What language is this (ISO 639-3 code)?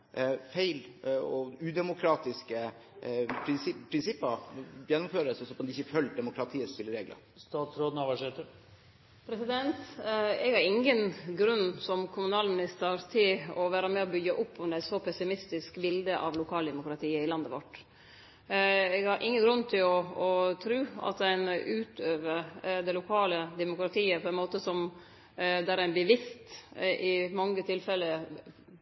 nor